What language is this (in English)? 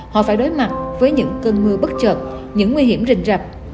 Vietnamese